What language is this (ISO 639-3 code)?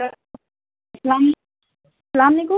urd